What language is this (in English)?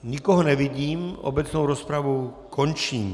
Czech